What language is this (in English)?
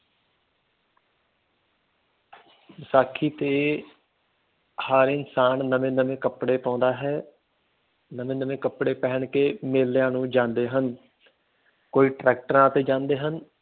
Punjabi